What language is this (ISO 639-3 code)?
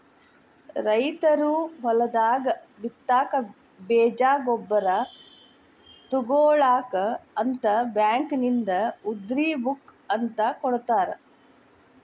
kan